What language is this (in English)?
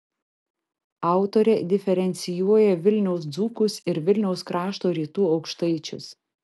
Lithuanian